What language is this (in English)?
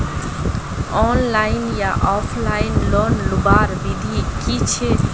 Magahi